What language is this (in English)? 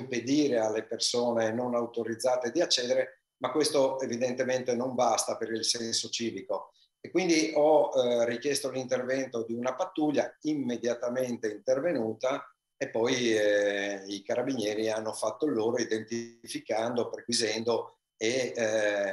Italian